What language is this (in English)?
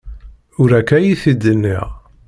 Kabyle